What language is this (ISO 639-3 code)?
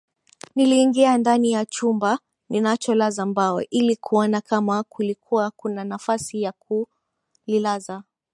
swa